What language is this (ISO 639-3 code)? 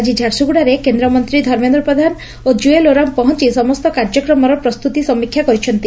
ori